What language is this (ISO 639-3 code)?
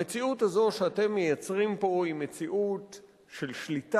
heb